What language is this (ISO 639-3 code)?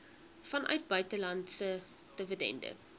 afr